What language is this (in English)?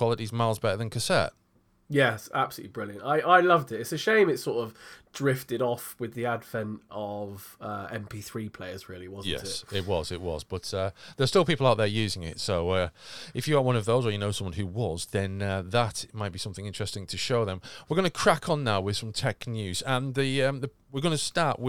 English